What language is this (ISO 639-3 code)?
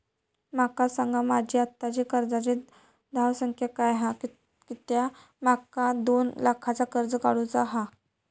mar